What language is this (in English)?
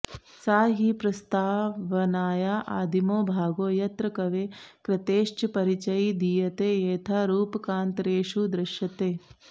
Sanskrit